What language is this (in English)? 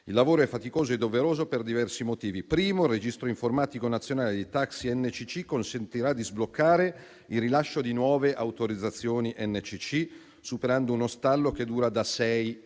Italian